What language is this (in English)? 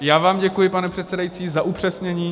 Czech